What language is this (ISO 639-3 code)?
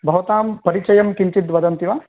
san